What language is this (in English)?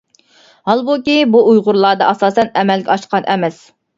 Uyghur